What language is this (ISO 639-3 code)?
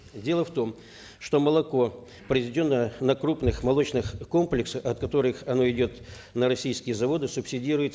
kaz